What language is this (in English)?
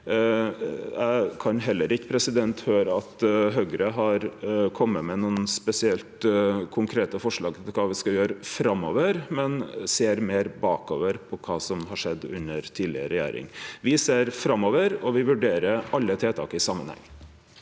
Norwegian